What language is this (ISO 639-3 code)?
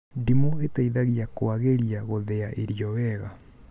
kik